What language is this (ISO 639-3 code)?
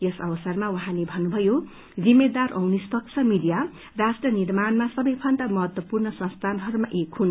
nep